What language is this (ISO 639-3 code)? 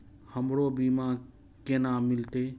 mai